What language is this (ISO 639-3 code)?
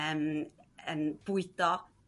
cym